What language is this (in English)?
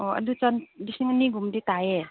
Manipuri